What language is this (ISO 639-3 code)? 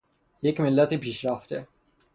fas